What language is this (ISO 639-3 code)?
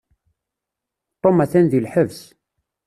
kab